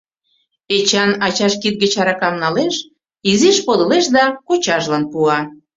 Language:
Mari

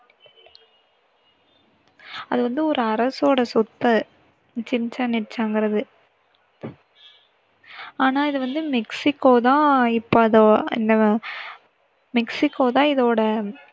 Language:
Tamil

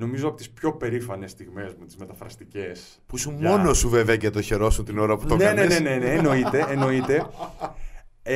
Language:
Greek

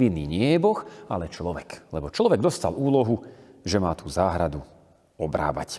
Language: Slovak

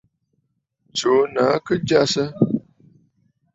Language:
Bafut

